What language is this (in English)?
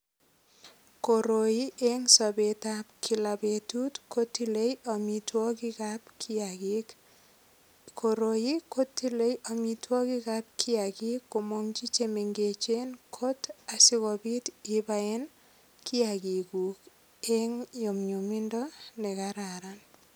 Kalenjin